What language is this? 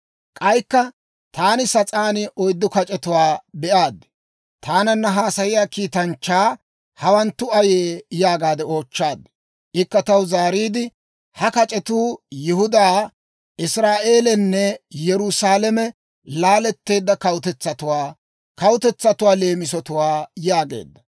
Dawro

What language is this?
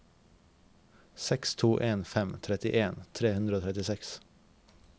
Norwegian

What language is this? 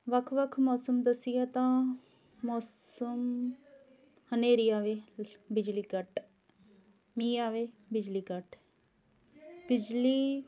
Punjabi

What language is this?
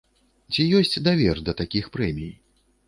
Belarusian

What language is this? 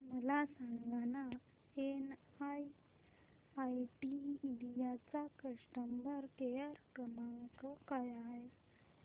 Marathi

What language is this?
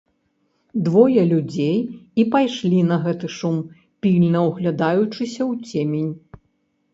Belarusian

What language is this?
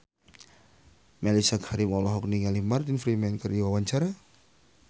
Sundanese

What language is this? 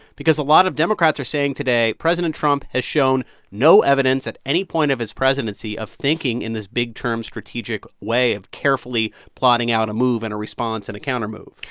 English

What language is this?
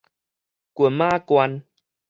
Min Nan Chinese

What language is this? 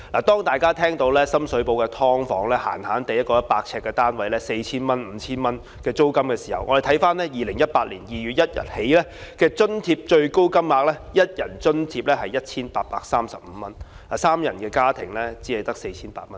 Cantonese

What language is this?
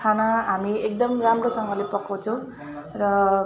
Nepali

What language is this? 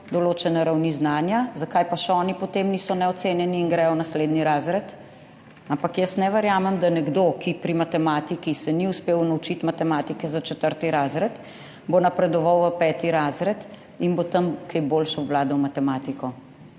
Slovenian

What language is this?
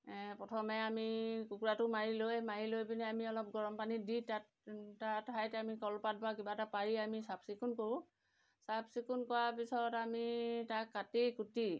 Assamese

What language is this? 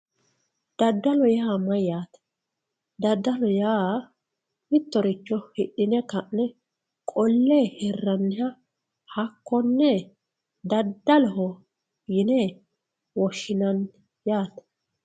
Sidamo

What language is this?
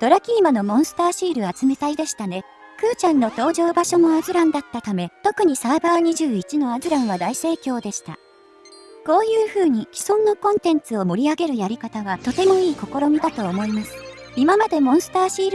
Japanese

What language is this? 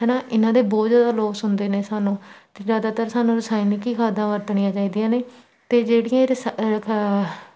Punjabi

